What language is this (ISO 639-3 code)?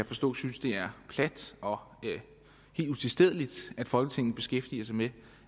dan